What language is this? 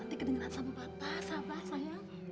Indonesian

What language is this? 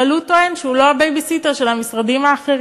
Hebrew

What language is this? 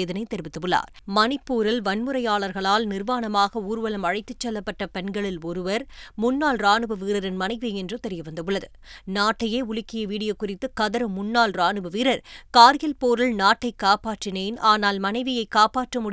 Tamil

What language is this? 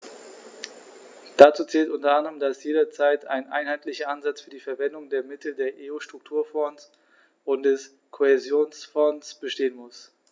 German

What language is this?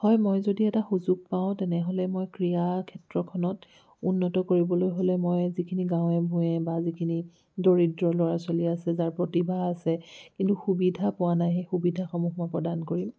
Assamese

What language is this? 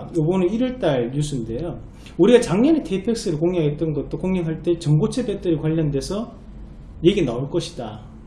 Korean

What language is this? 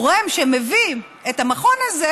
Hebrew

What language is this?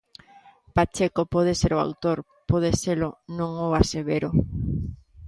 Galician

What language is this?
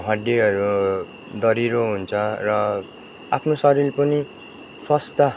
Nepali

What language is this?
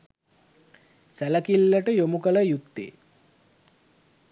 Sinhala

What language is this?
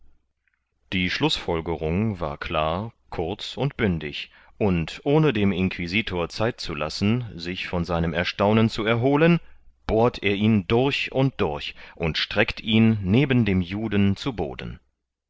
German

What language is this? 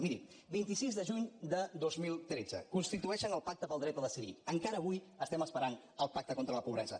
Catalan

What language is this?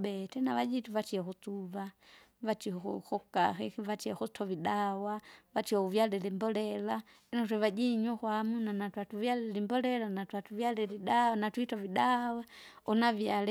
Kinga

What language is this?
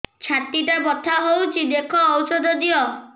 Odia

